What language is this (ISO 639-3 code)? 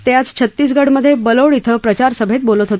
mar